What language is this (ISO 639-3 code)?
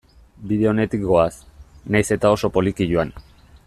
eus